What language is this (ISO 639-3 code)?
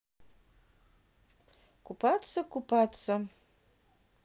rus